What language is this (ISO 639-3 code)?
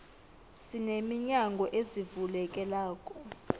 nbl